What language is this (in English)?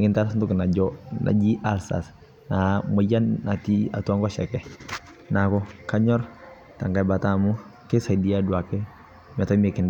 Masai